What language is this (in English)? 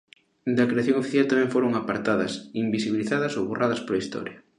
Galician